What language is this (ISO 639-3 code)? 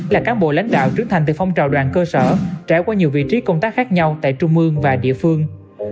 vie